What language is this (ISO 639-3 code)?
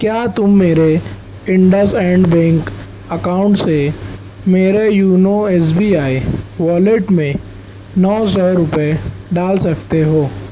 urd